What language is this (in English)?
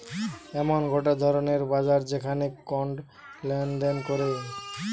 Bangla